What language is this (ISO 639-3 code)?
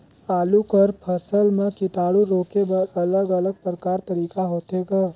hne